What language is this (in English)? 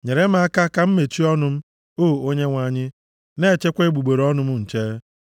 Igbo